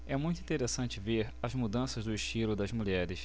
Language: Portuguese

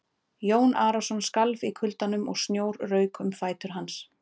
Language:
Icelandic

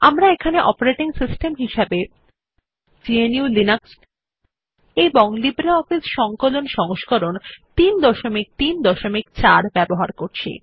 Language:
Bangla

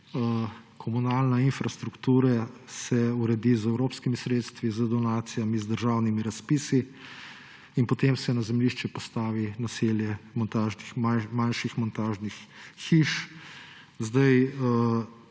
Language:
Slovenian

